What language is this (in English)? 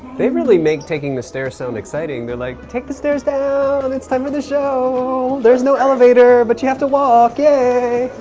English